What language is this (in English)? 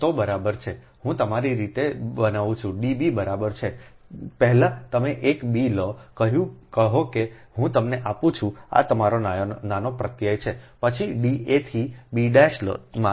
Gujarati